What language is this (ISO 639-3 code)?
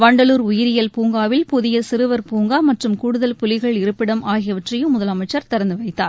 tam